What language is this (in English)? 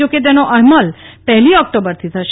Gujarati